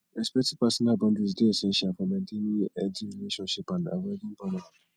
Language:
Nigerian Pidgin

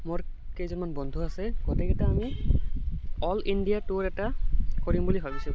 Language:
Assamese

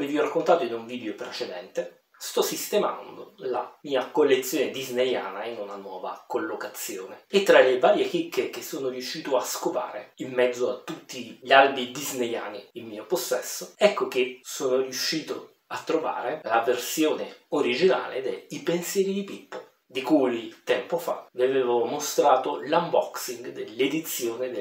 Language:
Italian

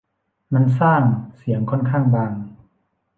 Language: Thai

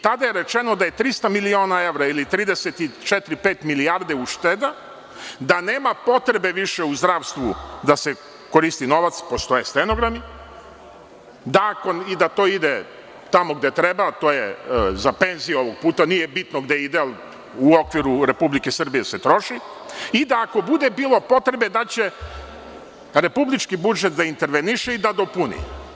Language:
Serbian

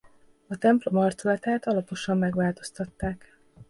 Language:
Hungarian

